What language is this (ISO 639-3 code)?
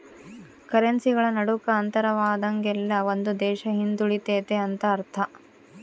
kan